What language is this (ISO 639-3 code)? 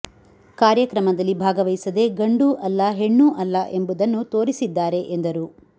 kan